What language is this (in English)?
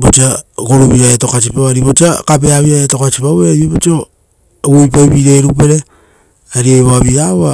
Rotokas